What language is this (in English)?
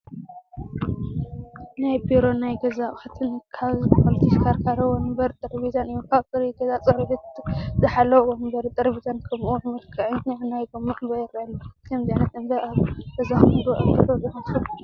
Tigrinya